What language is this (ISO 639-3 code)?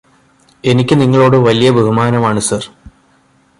mal